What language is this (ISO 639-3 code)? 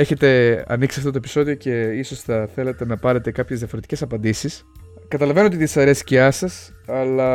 ell